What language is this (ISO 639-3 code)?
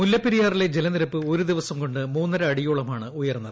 mal